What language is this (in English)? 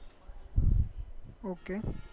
Gujarati